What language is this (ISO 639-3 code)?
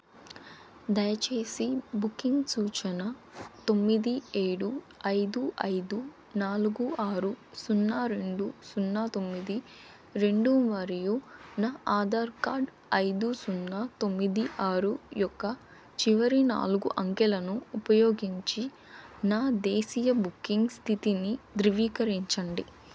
tel